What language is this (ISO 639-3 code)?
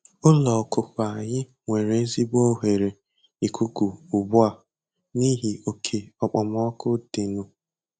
ibo